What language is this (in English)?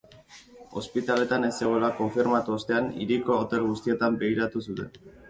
Basque